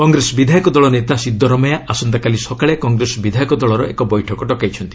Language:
Odia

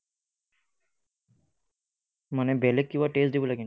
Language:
Assamese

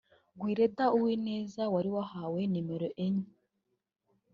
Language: Kinyarwanda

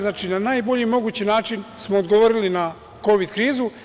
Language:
Serbian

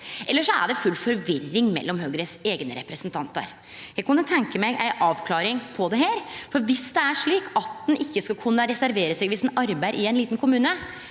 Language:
Norwegian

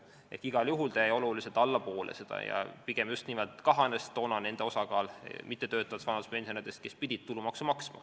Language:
Estonian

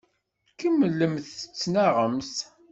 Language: Kabyle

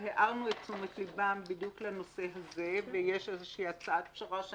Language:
Hebrew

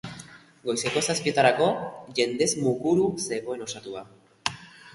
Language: Basque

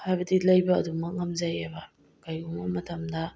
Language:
Manipuri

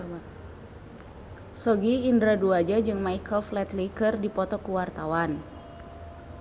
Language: Sundanese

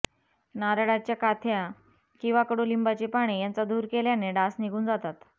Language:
Marathi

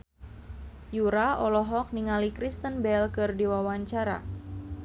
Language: Sundanese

